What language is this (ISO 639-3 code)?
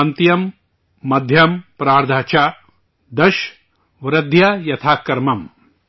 urd